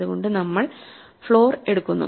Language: Malayalam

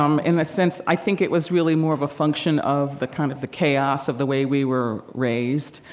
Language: English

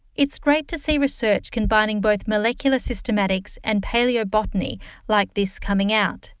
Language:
English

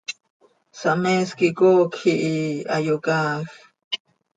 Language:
Seri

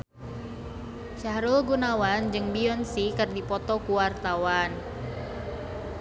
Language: Sundanese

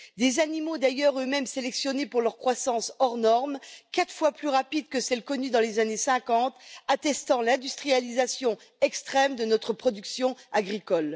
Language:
French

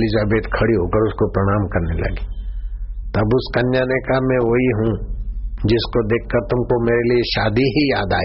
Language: Hindi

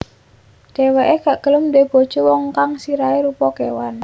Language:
Javanese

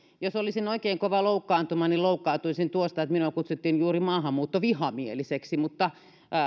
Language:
Finnish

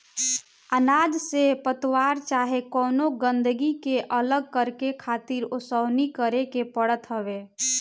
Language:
Bhojpuri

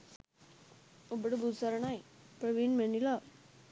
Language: Sinhala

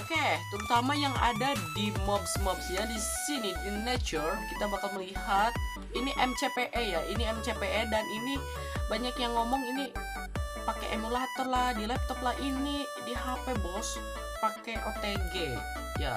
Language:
Indonesian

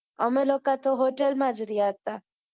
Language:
Gujarati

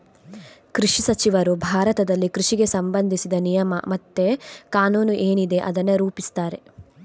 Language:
Kannada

